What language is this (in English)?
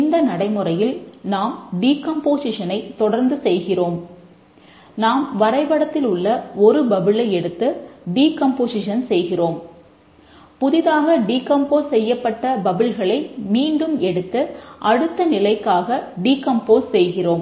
Tamil